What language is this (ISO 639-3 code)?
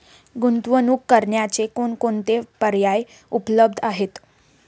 mar